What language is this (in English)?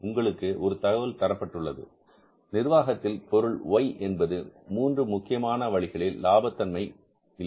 Tamil